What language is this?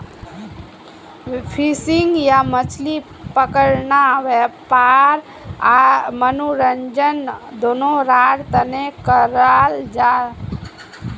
Magahi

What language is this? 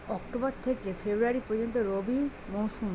Bangla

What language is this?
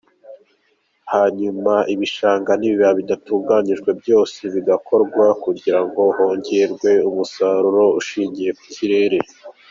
Kinyarwanda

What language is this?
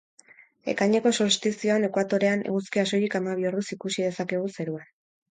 Basque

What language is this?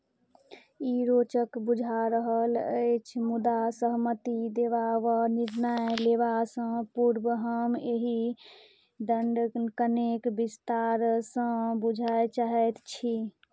Maithili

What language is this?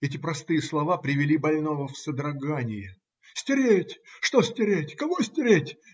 Russian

